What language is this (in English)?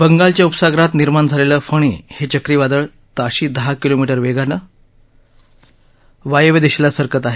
Marathi